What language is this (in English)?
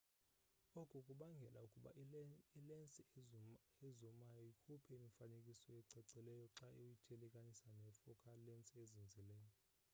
Xhosa